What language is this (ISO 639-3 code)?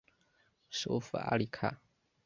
zho